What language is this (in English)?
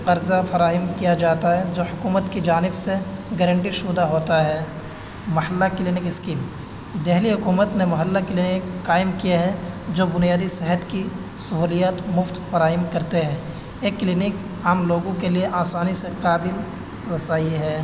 Urdu